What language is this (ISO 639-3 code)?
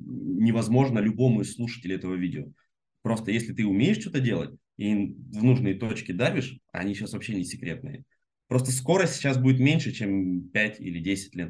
rus